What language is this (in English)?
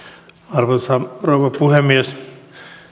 Finnish